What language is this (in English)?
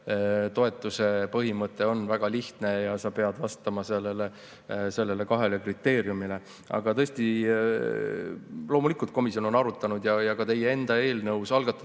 Estonian